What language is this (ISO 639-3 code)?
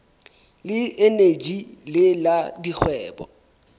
sot